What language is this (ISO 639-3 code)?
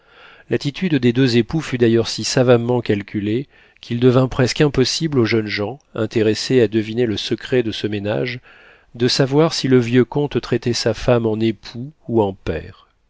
fra